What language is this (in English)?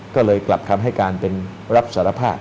Thai